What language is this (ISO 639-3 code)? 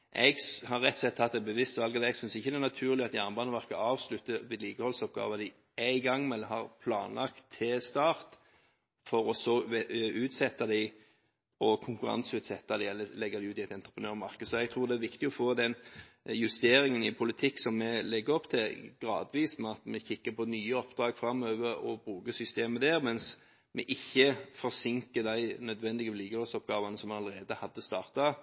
nob